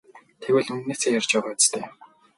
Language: Mongolian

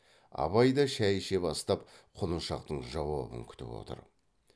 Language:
Kazakh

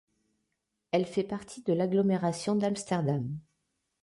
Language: French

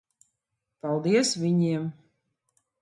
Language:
Latvian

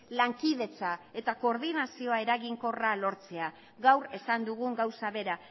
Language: Basque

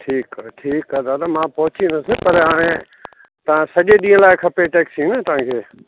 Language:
Sindhi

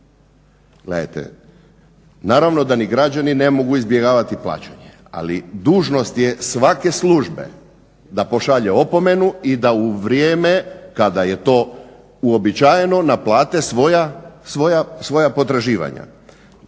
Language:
Croatian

